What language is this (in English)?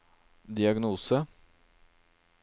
Norwegian